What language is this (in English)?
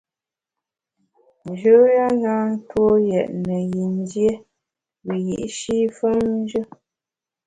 Bamun